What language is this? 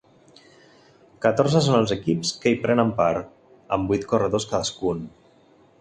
Catalan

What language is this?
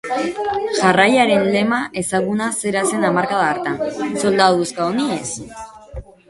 Basque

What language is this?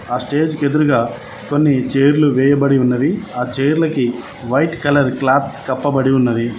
Telugu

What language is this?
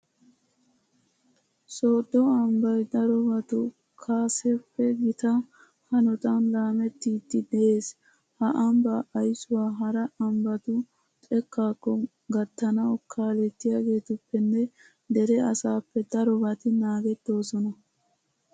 Wolaytta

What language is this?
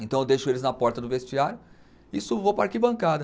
Portuguese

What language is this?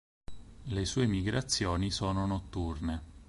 Italian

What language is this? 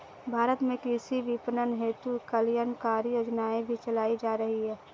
Hindi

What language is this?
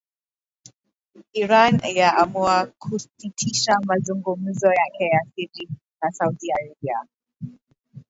Swahili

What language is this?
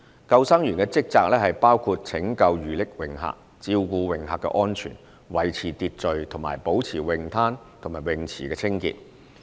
Cantonese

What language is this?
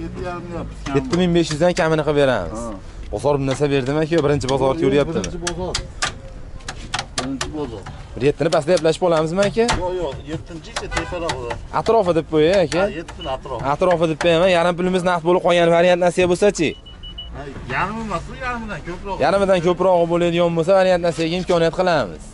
Turkish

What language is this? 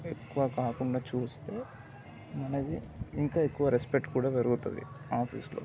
Telugu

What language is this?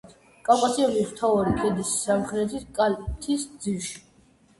Georgian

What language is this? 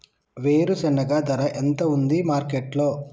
Telugu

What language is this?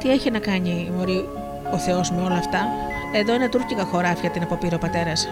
Greek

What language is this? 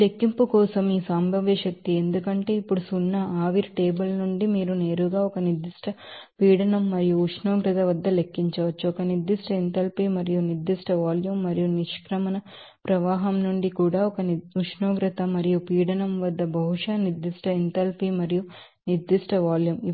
Telugu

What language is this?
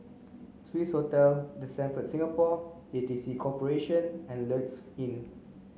English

